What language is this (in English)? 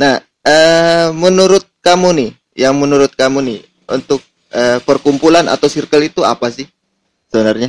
Indonesian